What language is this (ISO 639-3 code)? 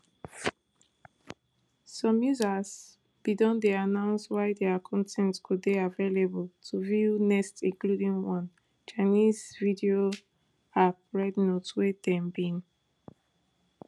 pcm